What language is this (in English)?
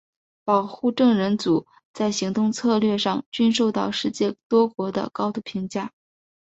Chinese